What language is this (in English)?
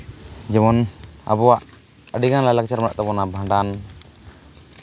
Santali